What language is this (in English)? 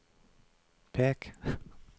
Norwegian